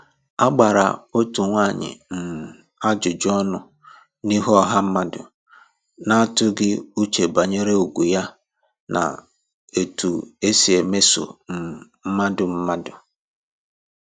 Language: Igbo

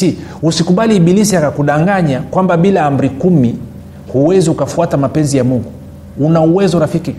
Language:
Swahili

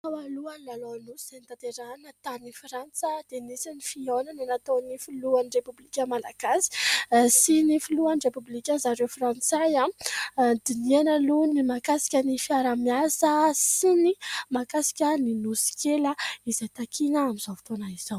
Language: Malagasy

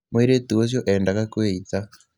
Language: Kikuyu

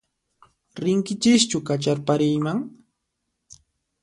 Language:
Puno Quechua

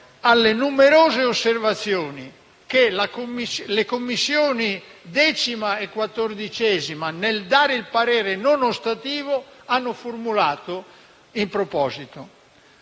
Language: Italian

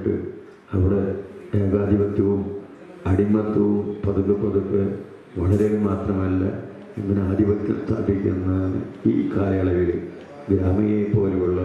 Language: Malayalam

